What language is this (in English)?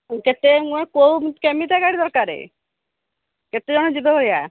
Odia